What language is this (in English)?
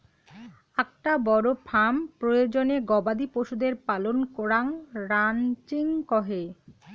Bangla